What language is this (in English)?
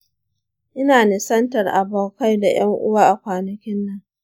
Hausa